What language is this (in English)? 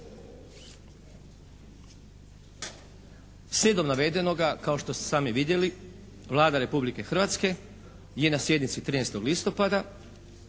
Croatian